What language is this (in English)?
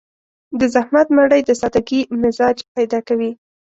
Pashto